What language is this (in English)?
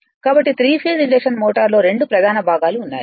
Telugu